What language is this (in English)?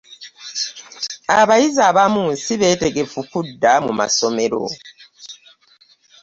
Ganda